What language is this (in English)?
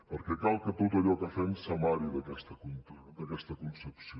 Catalan